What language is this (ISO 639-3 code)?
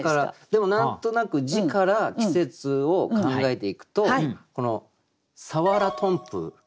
jpn